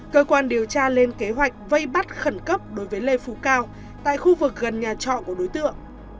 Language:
Vietnamese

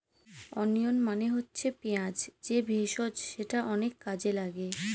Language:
Bangla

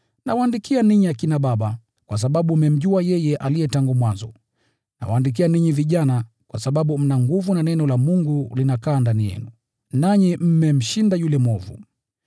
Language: Swahili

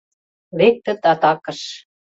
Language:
Mari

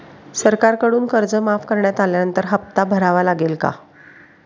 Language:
Marathi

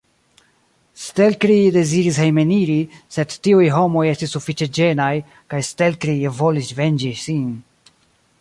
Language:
Esperanto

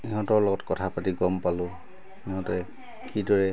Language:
Assamese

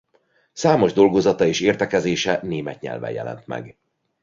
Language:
Hungarian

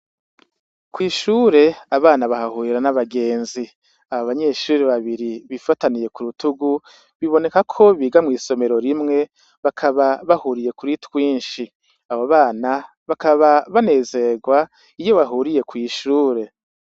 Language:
Rundi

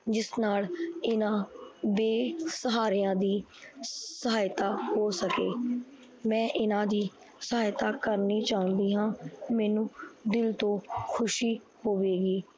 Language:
Punjabi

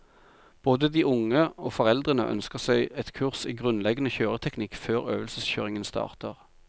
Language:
Norwegian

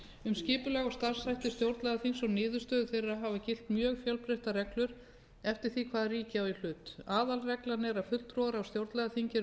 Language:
Icelandic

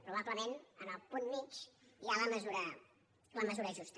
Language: Catalan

